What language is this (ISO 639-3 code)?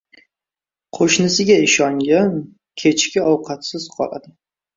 uzb